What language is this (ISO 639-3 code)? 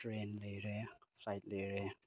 mni